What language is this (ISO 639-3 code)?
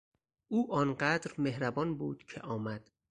fas